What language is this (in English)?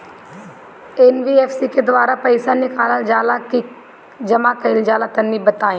Bhojpuri